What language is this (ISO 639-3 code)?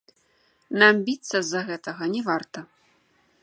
bel